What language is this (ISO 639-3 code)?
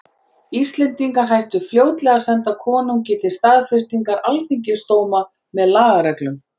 isl